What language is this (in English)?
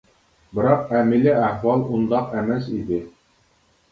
Uyghur